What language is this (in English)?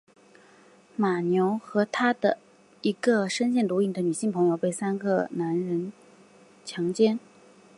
Chinese